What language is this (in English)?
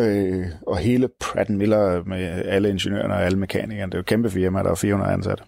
Danish